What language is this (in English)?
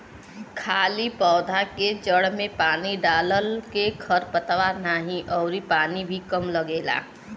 Bhojpuri